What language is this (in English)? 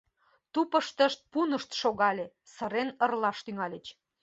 Mari